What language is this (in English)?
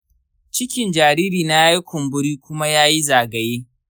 Hausa